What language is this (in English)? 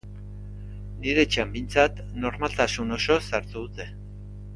Basque